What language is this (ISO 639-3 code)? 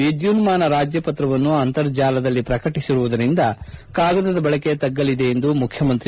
kan